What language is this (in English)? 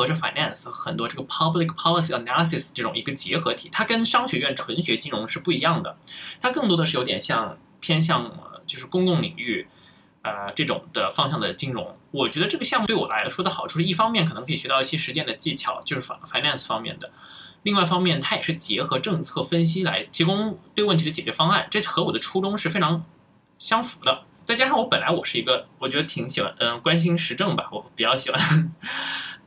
Chinese